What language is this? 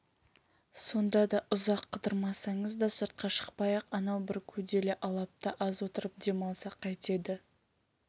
Kazakh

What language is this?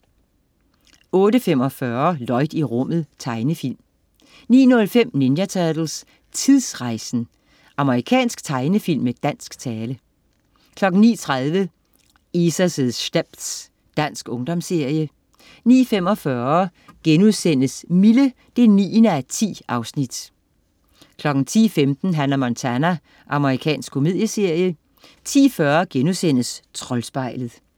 Danish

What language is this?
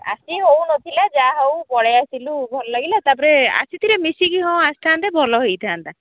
Odia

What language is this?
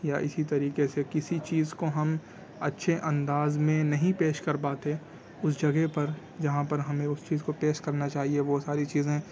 Urdu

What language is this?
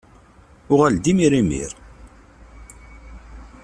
Kabyle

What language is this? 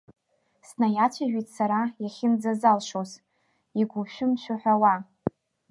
Abkhazian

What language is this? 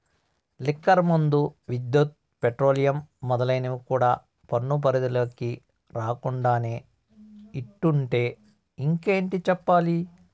Telugu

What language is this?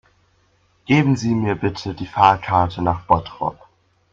German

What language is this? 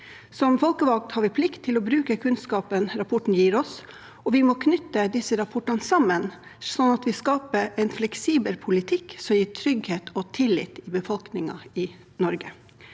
Norwegian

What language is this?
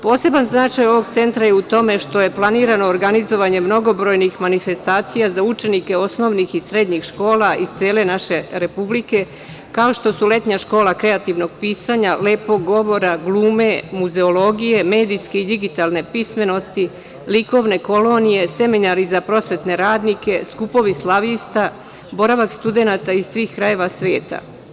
Serbian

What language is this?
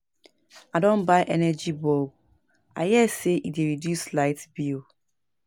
Nigerian Pidgin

